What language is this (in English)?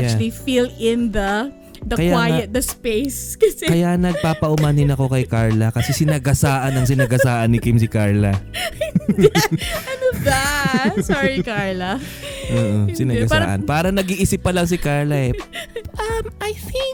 Filipino